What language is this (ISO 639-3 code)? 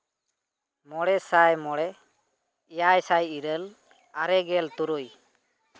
sat